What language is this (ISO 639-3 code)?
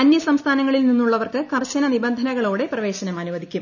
mal